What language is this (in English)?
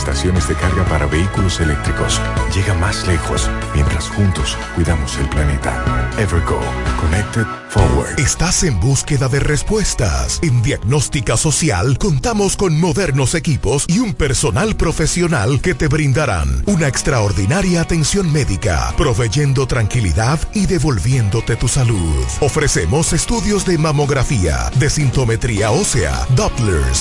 Spanish